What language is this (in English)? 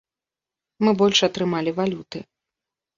Belarusian